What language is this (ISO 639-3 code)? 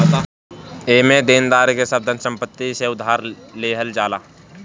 bho